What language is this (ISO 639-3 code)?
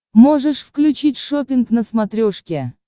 rus